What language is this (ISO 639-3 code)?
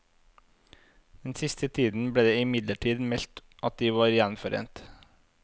nor